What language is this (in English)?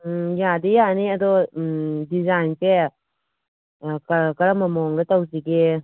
Manipuri